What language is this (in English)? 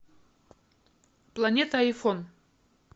Russian